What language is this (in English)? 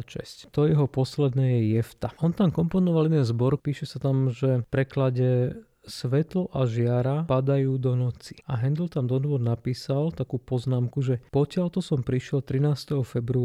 Slovak